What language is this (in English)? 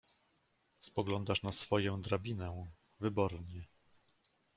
Polish